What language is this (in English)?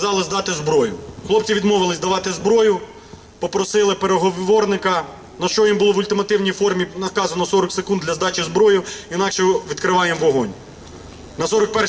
Hungarian